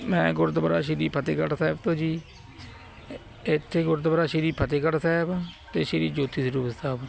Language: Punjabi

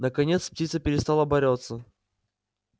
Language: Russian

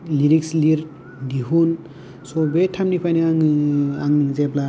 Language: Bodo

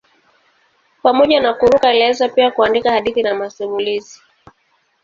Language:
Swahili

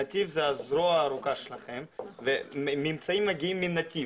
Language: Hebrew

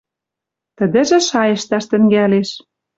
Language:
Western Mari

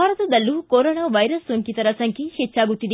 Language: Kannada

